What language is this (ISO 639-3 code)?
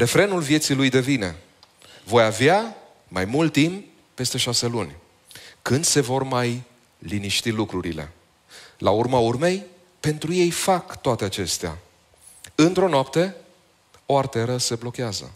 ron